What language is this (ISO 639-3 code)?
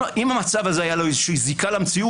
heb